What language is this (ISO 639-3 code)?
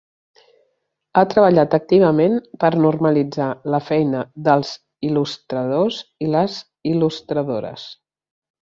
cat